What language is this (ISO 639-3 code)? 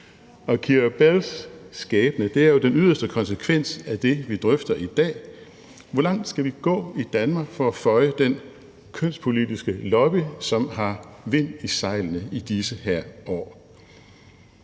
dan